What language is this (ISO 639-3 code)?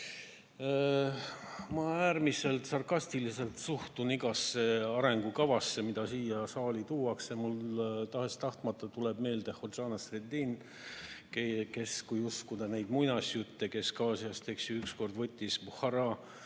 est